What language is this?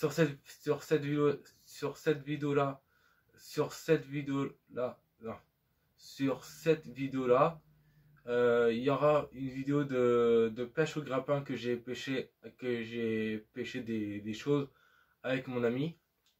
French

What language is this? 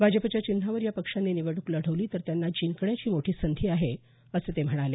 Marathi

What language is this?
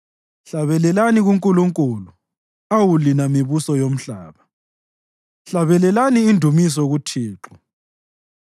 North Ndebele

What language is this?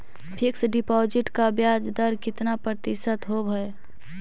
Magahi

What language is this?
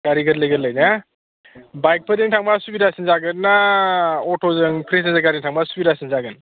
Bodo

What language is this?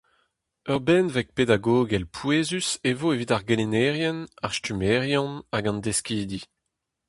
Breton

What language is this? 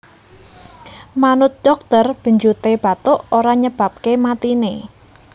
Javanese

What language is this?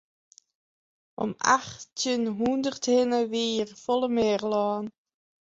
Western Frisian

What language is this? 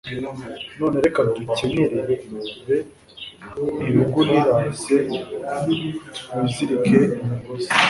Kinyarwanda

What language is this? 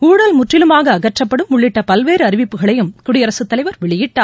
Tamil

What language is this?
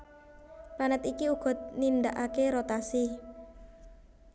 Javanese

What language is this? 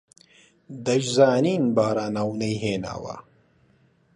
Central Kurdish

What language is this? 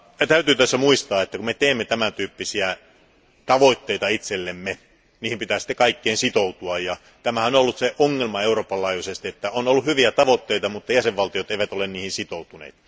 Finnish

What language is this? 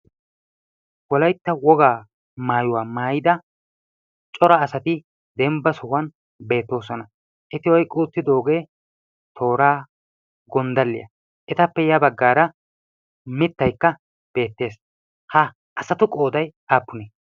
Wolaytta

